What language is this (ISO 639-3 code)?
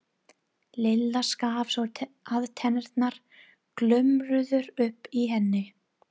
isl